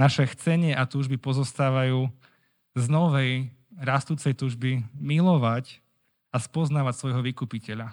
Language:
Slovak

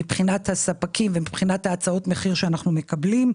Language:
Hebrew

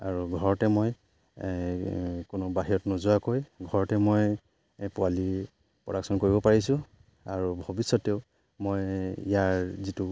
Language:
Assamese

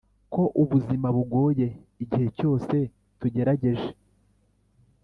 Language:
Kinyarwanda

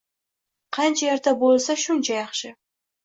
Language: Uzbek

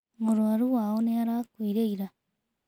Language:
Kikuyu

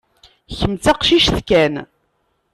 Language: Kabyle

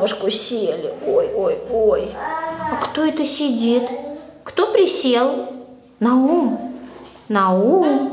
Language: Russian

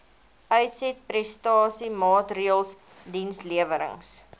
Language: Afrikaans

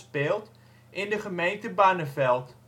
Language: Dutch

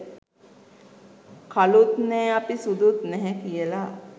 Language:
Sinhala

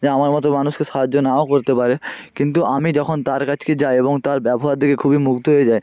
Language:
Bangla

